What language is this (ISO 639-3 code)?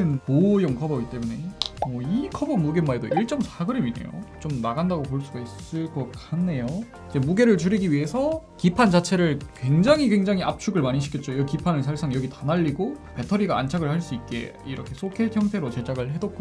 kor